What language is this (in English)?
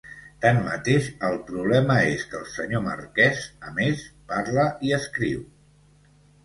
Catalan